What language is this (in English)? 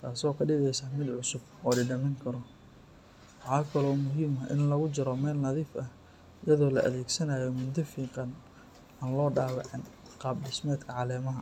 Somali